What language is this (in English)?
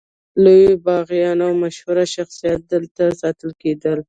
Pashto